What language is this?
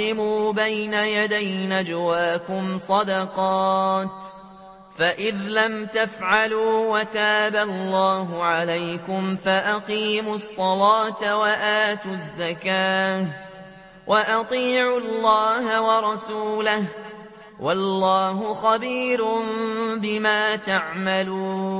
Arabic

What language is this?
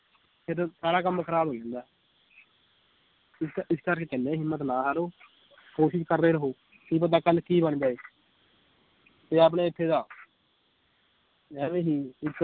Punjabi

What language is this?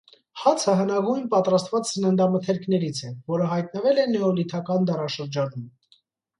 Armenian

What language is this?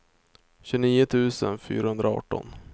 Swedish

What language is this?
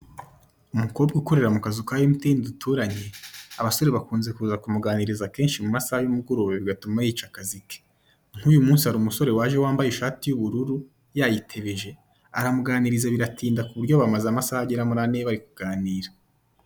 Kinyarwanda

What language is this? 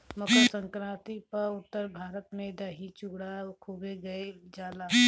Bhojpuri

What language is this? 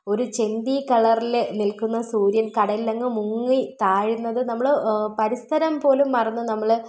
Malayalam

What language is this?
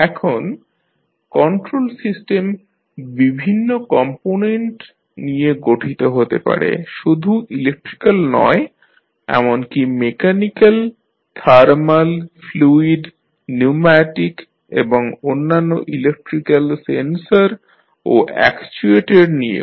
Bangla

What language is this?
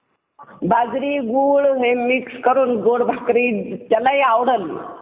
Marathi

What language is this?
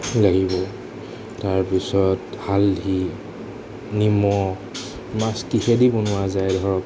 Assamese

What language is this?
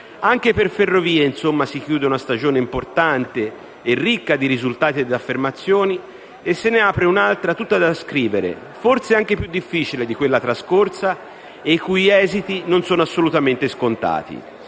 Italian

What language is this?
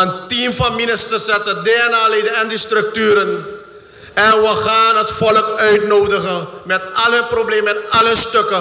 Dutch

